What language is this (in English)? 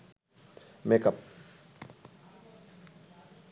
Bangla